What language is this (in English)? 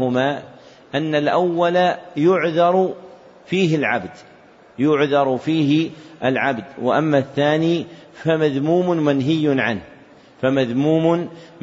Arabic